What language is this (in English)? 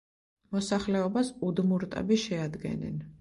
Georgian